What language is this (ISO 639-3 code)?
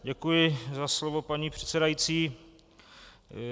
ces